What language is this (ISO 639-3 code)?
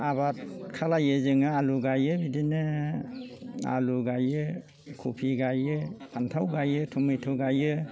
brx